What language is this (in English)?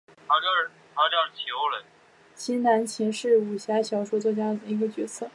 Chinese